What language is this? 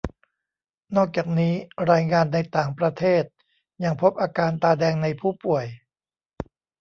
Thai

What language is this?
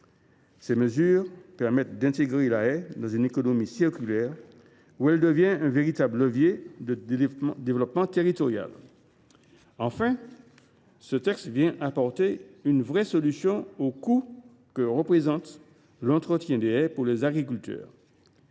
French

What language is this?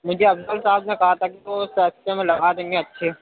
Urdu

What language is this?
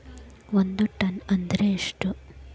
Kannada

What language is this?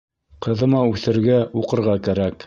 Bashkir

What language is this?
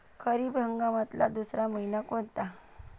Marathi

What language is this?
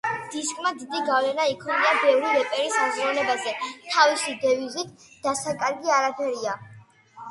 Georgian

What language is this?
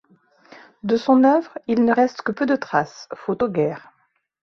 French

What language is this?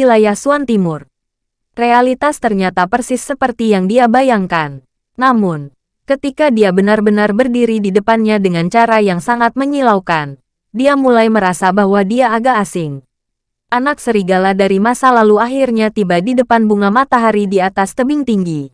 Indonesian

